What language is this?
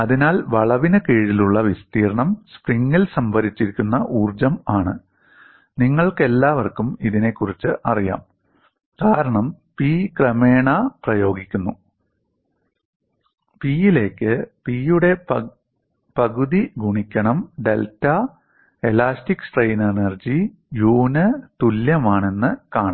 Malayalam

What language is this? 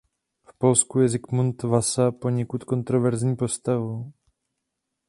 Czech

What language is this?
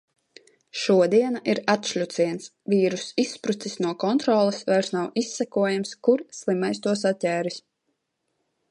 Latvian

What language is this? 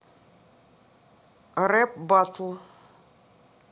Russian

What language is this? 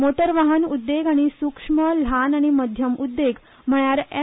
Konkani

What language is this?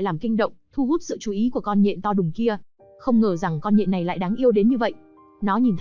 Vietnamese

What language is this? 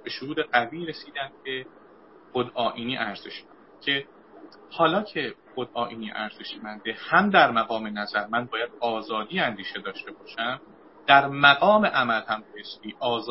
Persian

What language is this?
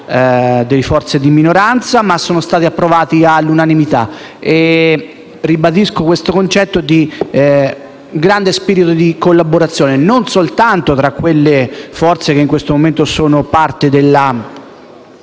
Italian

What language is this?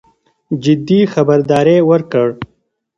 Pashto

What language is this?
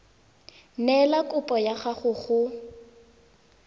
Tswana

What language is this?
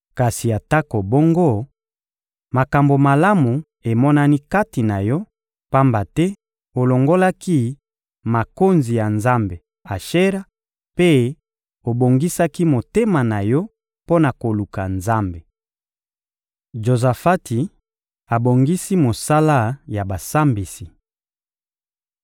Lingala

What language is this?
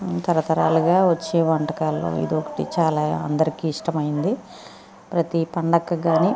Telugu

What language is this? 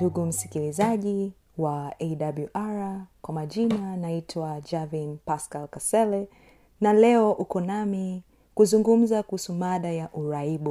Swahili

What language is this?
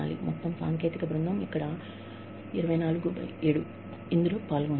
Telugu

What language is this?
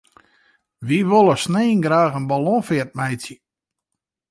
Western Frisian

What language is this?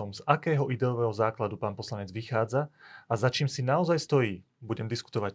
Slovak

